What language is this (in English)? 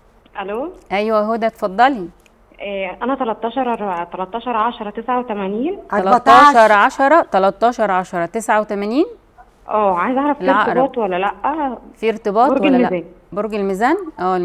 Arabic